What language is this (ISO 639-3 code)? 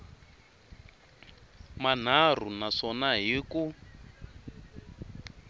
tso